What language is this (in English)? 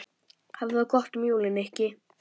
Icelandic